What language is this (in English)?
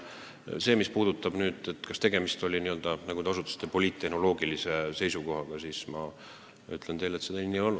Estonian